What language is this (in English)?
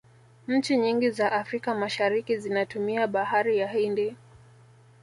Swahili